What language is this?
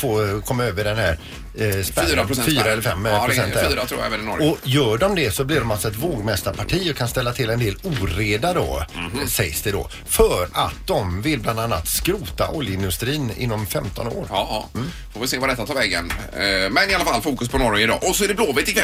Swedish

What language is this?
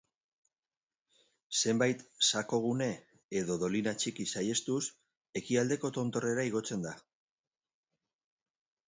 Basque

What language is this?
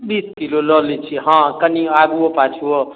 Maithili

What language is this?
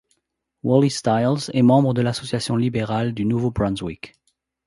French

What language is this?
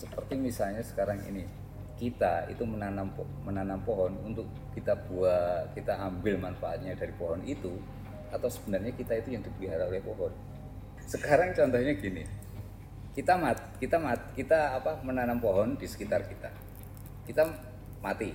Indonesian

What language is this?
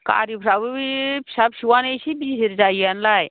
Bodo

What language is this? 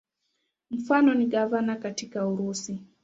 Swahili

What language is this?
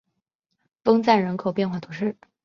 Chinese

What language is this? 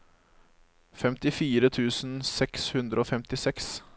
Norwegian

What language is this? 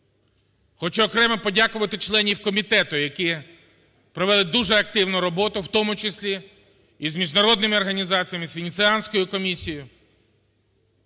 Ukrainian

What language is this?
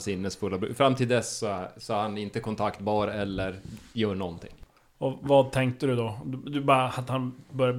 Swedish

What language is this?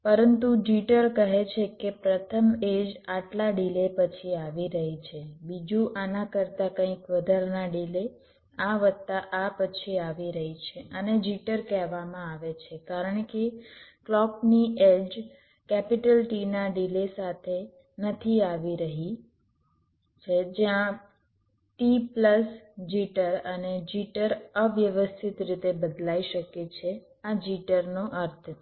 Gujarati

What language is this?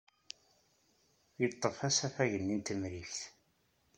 Kabyle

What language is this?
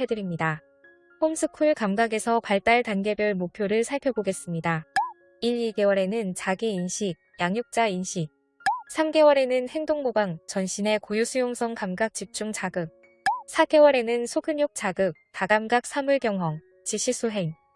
Korean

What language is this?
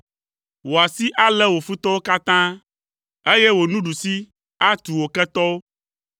Ewe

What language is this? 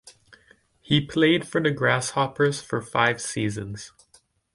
English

